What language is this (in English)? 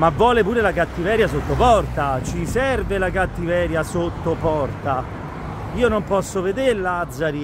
Italian